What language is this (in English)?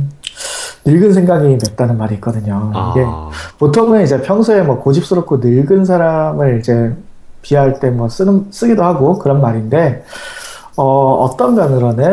Korean